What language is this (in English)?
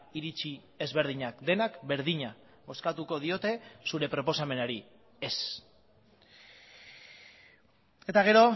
Basque